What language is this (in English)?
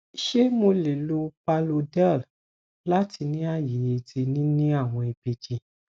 Yoruba